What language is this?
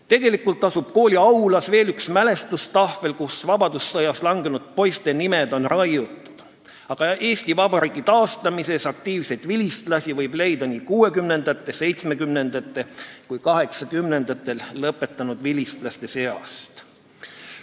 Estonian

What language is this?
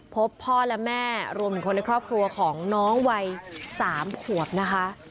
Thai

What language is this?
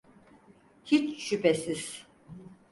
Turkish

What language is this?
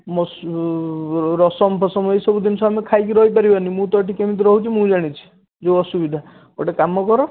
Odia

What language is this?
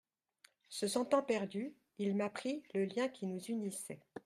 French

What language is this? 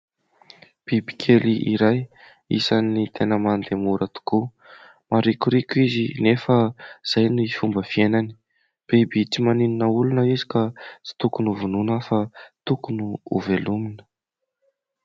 Malagasy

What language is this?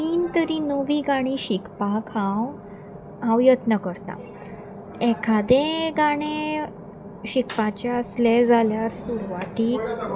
Konkani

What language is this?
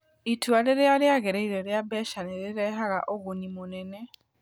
Kikuyu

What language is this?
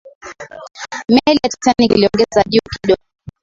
Swahili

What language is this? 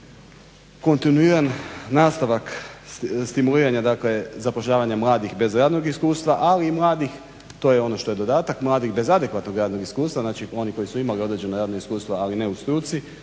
Croatian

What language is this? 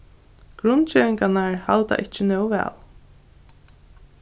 Faroese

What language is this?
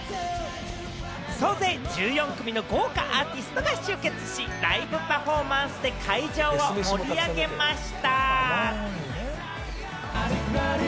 Japanese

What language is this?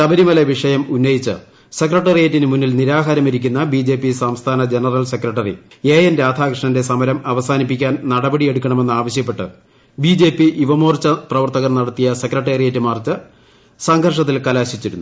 Malayalam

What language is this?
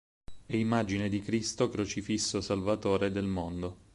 Italian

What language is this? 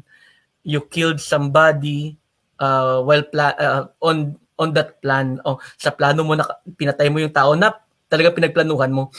Filipino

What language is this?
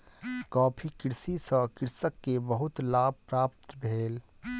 Maithili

